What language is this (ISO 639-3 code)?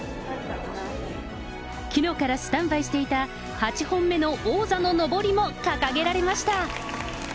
jpn